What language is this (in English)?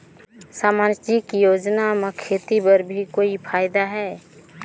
Chhattisgarhi